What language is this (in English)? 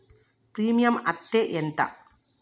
Telugu